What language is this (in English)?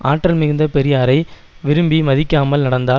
Tamil